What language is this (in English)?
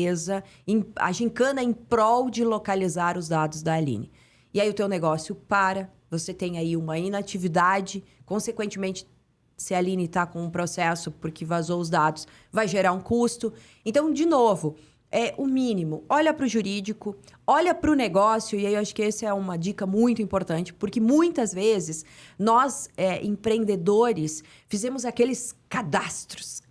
Portuguese